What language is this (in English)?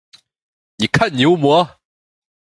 Chinese